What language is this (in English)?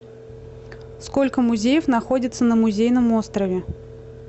Russian